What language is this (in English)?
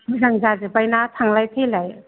Bodo